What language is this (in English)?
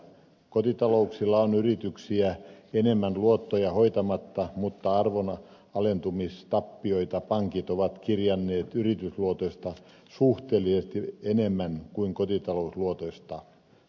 Finnish